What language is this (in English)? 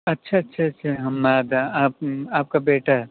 Urdu